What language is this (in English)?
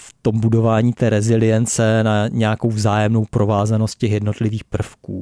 Czech